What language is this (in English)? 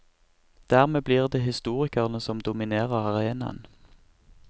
Norwegian